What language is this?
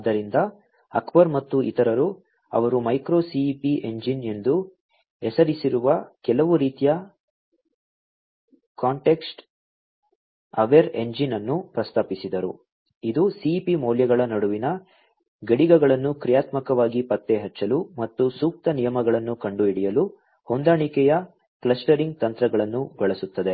Kannada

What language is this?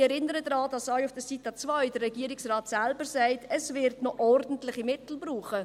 Swiss German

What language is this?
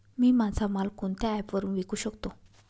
Marathi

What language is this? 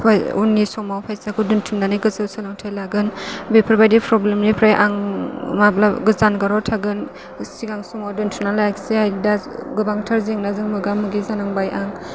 Bodo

